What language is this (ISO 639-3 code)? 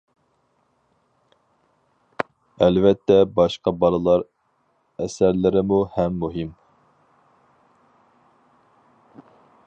uig